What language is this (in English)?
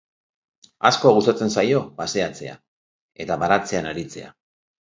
Basque